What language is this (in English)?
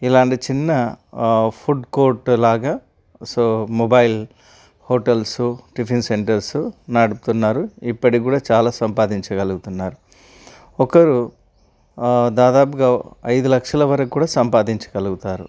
Telugu